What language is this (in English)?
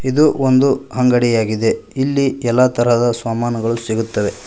Kannada